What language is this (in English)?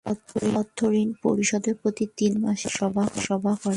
Bangla